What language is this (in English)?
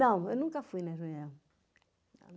Portuguese